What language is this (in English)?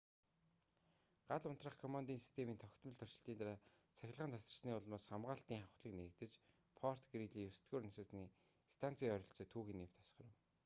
Mongolian